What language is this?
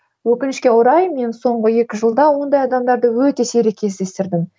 Kazakh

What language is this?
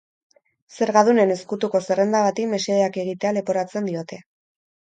Basque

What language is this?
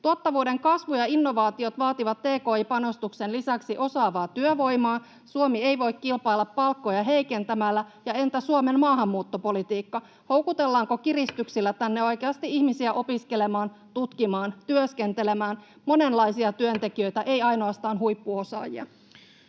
Finnish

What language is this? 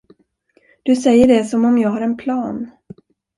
Swedish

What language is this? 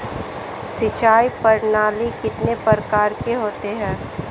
Hindi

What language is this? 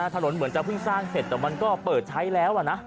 Thai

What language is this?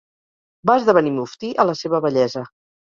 Catalan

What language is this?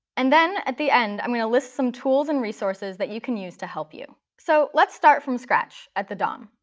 English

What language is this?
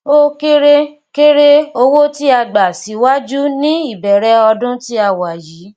Yoruba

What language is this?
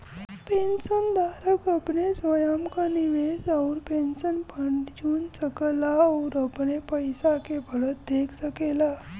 Bhojpuri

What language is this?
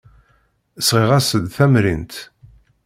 Kabyle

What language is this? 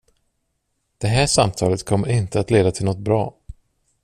Swedish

